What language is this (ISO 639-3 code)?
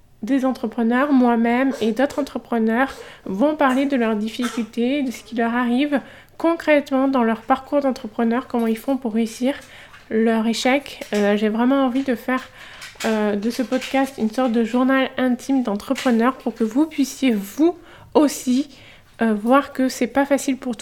fra